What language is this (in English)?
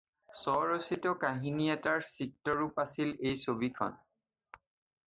Assamese